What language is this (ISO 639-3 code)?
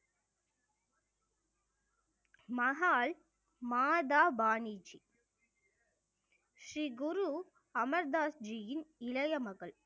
tam